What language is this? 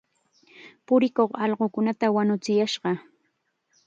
Chiquián Ancash Quechua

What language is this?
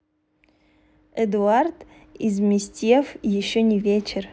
Russian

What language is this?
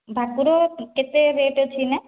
Odia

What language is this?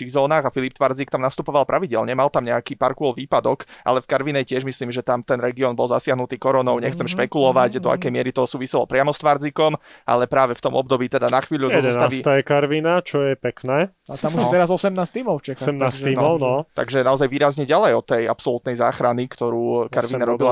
Slovak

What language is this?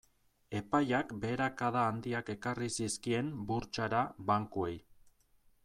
Basque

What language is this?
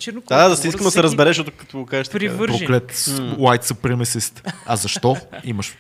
Bulgarian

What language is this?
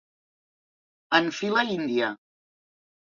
Catalan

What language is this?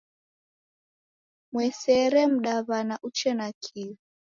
Taita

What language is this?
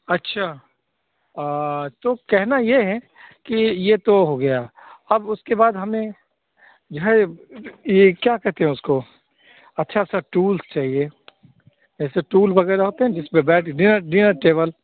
Hindi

